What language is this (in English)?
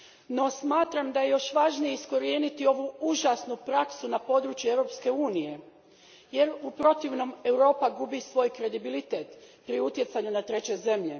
Croatian